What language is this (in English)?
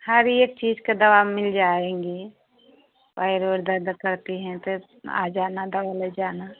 Hindi